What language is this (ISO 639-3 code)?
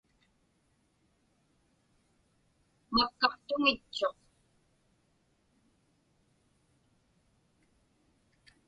ipk